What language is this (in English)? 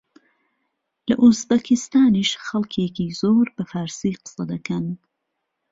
Central Kurdish